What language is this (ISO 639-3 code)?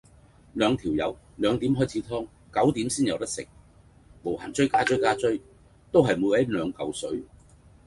yue